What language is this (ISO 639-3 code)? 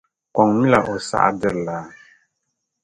dag